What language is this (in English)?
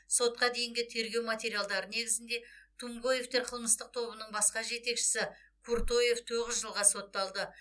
Kazakh